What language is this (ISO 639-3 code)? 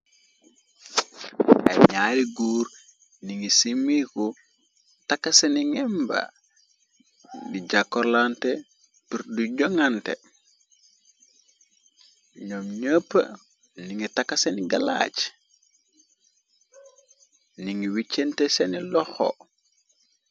wol